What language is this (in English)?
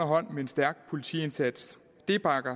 Danish